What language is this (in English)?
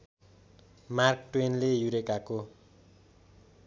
Nepali